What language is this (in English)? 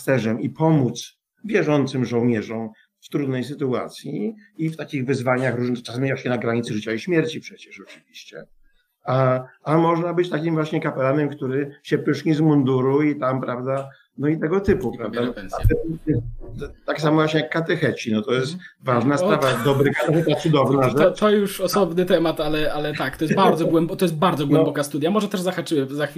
Polish